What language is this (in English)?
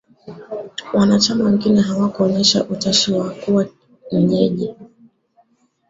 Swahili